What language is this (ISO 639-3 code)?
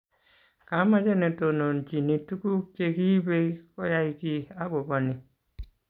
kln